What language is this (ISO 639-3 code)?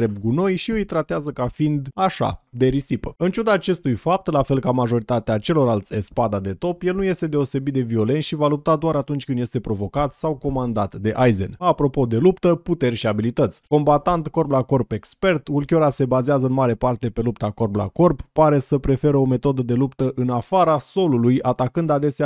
ron